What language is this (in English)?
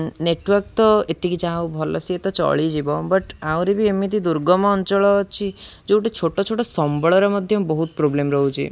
Odia